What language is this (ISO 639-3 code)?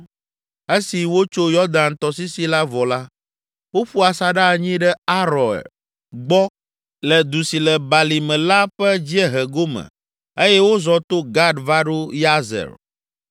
ewe